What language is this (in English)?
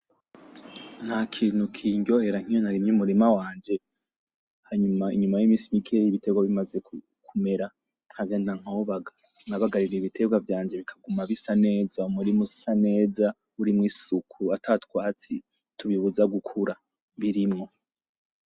Rundi